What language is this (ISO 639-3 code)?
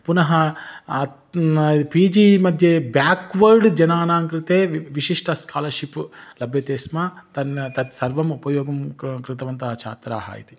san